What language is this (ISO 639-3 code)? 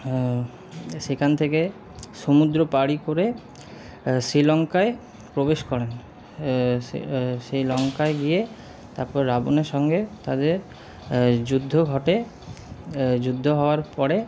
ben